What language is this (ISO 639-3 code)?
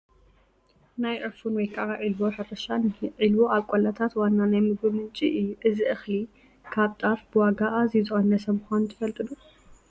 tir